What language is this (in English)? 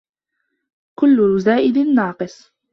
Arabic